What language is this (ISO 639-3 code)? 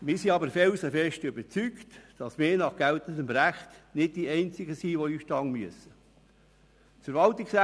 gsw